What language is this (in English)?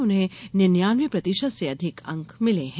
Hindi